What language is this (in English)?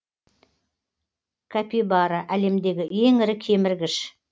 Kazakh